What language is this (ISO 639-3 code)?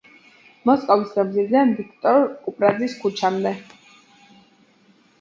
kat